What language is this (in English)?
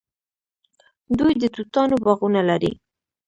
Pashto